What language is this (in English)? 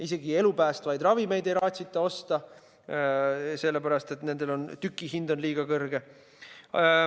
Estonian